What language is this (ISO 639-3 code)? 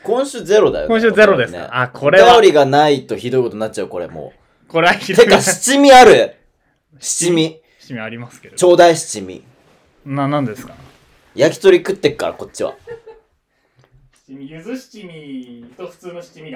jpn